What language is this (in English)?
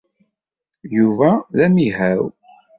Kabyle